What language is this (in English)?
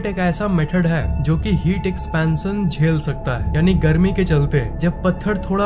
Hindi